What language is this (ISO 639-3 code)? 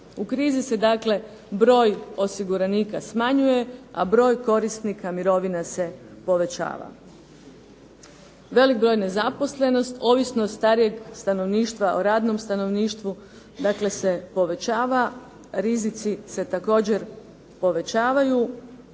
hrv